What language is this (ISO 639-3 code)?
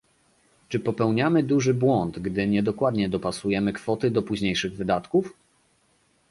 pol